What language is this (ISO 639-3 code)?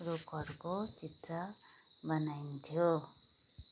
nep